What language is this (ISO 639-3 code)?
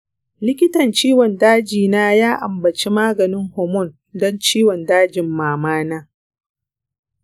hau